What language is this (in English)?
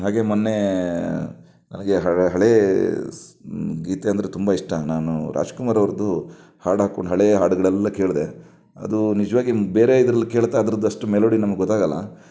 Kannada